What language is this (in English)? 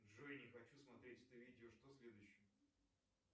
Russian